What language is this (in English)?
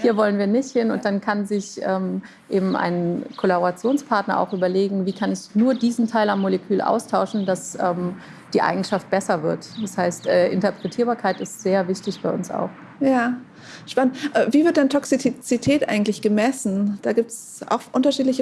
German